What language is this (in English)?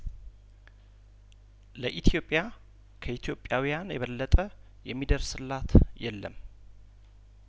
Amharic